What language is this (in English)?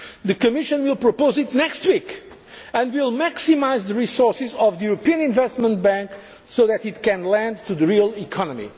English